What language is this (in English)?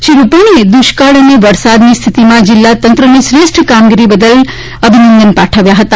Gujarati